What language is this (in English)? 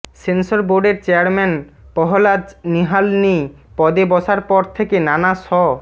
Bangla